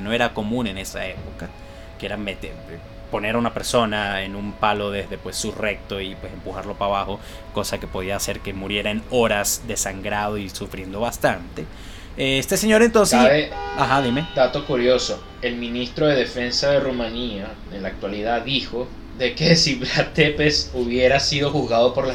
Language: Spanish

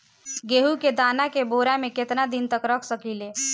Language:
Bhojpuri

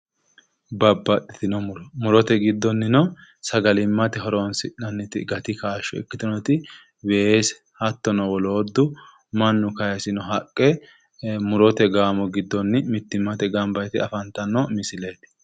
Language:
Sidamo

